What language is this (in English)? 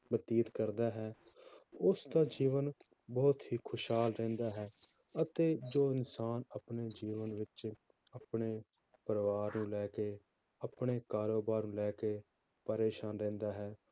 Punjabi